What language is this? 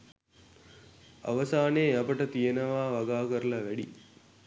Sinhala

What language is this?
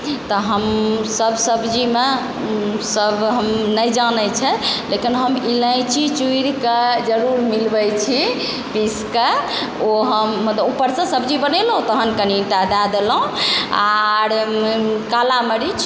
Maithili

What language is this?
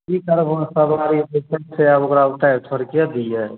Maithili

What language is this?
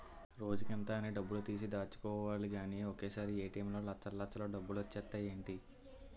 Telugu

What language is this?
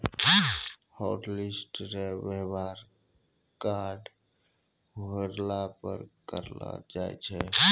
Maithili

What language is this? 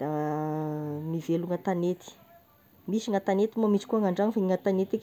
Tesaka Malagasy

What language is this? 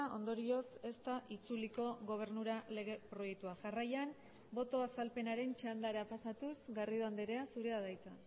Basque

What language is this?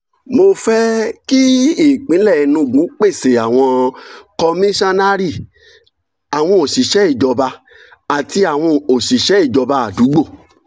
Yoruba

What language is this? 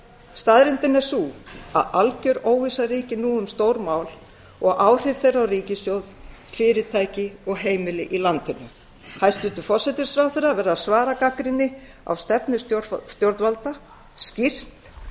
Icelandic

